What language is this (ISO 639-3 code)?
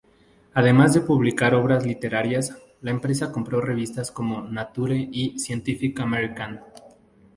spa